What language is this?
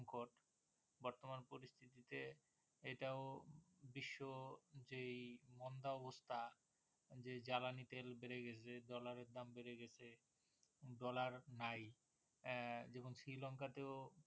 Bangla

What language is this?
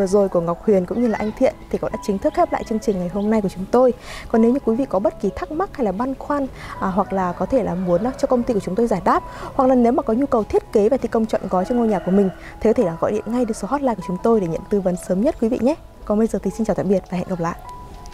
Vietnamese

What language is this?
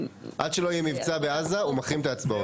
Hebrew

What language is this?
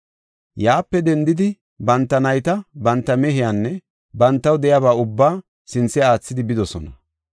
Gofa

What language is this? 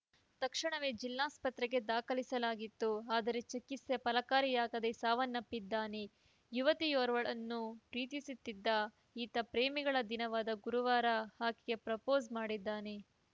Kannada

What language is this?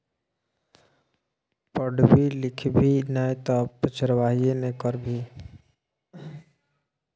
Maithili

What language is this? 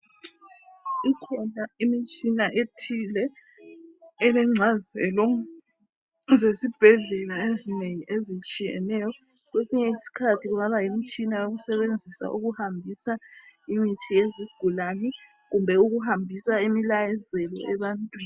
North Ndebele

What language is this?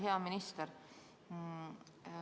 Estonian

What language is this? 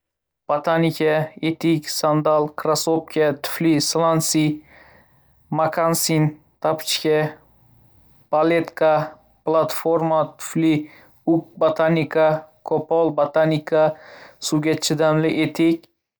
Uzbek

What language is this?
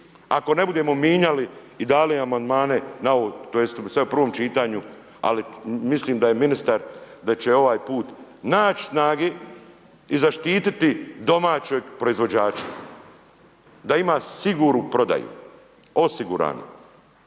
Croatian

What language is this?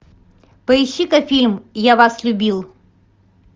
Russian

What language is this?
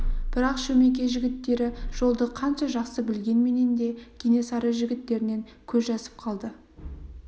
Kazakh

